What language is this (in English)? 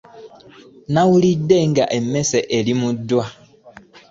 Ganda